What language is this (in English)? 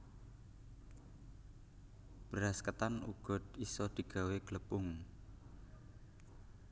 Javanese